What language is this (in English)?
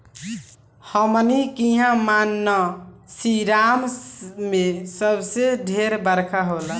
Bhojpuri